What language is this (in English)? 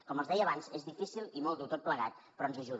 Catalan